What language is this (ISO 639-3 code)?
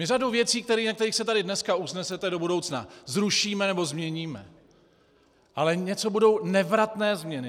ces